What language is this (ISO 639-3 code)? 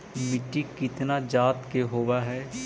mag